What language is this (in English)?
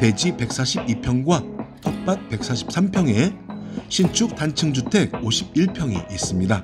Korean